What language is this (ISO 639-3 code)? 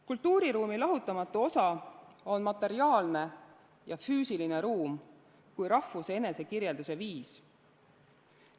est